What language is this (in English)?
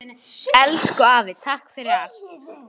Icelandic